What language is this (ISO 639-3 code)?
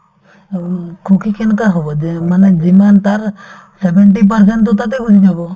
asm